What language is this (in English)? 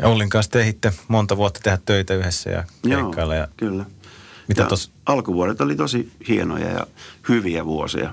Finnish